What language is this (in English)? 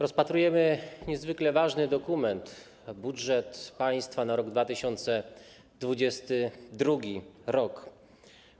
Polish